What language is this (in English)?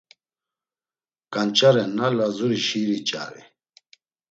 Laz